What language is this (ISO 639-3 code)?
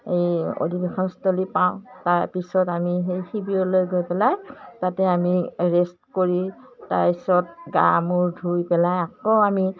asm